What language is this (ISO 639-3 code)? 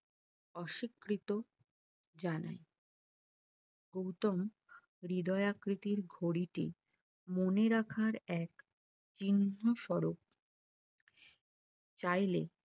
ben